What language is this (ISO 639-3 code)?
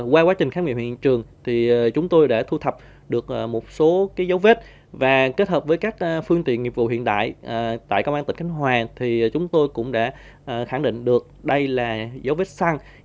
vie